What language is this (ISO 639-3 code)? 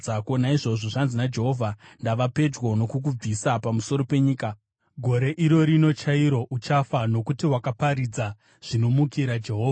sna